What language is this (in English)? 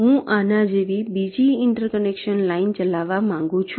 Gujarati